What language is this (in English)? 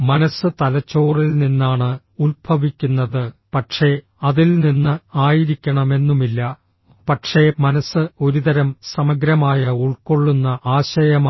Malayalam